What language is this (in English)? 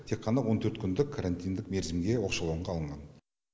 Kazakh